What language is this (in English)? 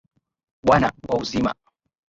Swahili